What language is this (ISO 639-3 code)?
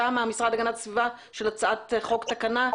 heb